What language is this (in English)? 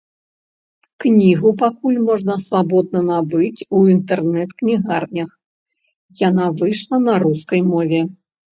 Belarusian